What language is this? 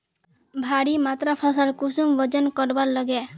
Magahi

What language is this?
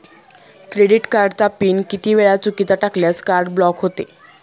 Marathi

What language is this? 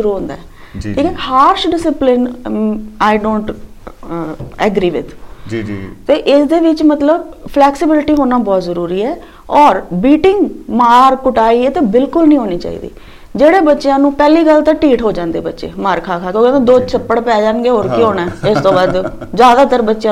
Punjabi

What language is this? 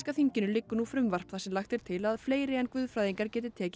Icelandic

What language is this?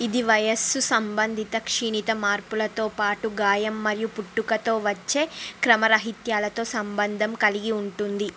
Telugu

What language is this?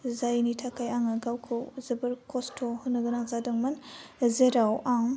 Bodo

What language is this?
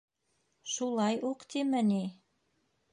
Bashkir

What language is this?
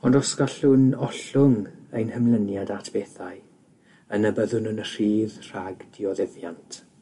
Welsh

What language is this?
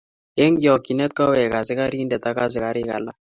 Kalenjin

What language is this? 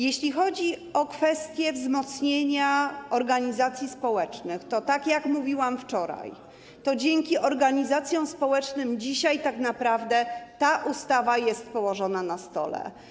Polish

